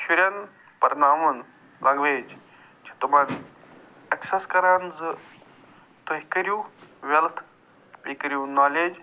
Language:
Kashmiri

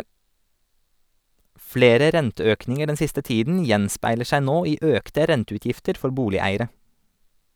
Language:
Norwegian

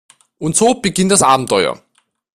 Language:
German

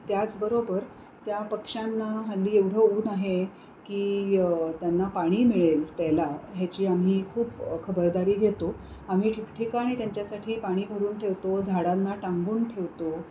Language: Marathi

